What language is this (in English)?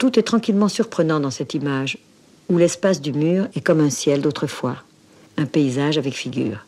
French